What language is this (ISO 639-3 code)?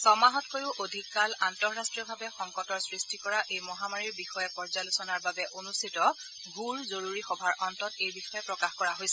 asm